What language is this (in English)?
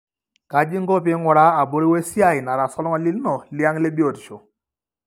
Masai